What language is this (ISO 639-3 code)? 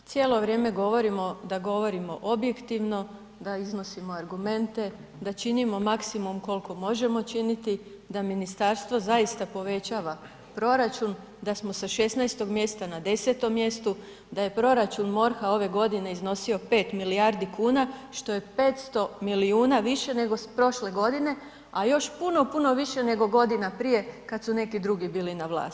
hrv